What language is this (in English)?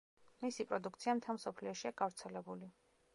Georgian